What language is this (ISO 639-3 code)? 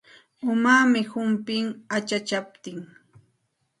qxt